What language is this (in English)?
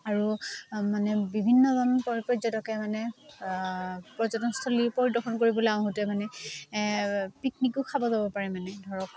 Assamese